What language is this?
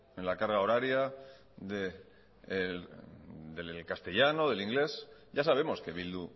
Spanish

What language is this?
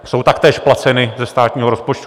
Czech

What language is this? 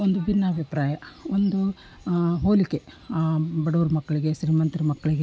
Kannada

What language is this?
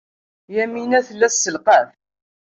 Kabyle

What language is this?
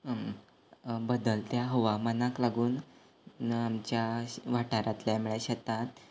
Konkani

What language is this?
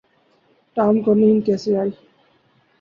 Urdu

